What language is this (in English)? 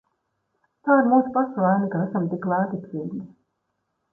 Latvian